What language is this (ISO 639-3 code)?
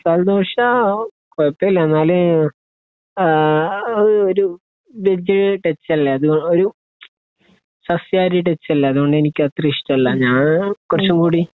mal